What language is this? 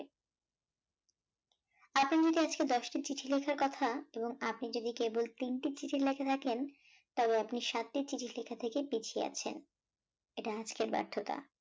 Bangla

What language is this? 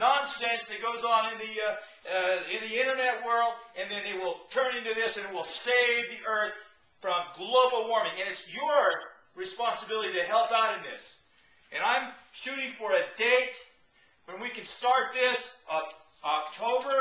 English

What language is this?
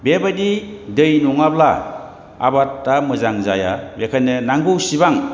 Bodo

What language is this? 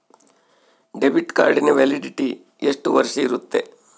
Kannada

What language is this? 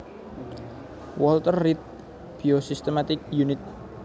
Javanese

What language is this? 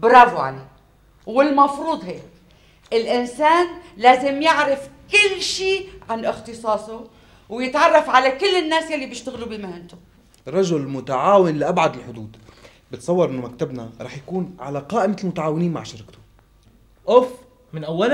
Arabic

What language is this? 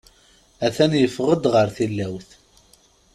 Kabyle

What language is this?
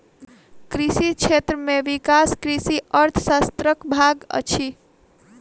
Maithili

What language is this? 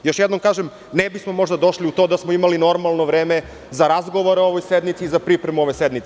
Serbian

